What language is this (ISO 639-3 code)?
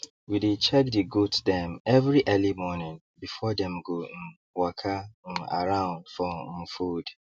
pcm